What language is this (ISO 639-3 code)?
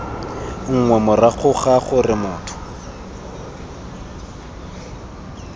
tsn